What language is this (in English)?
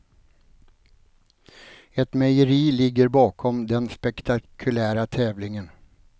Swedish